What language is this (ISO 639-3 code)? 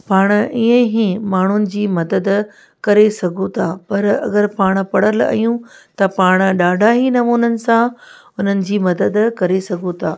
snd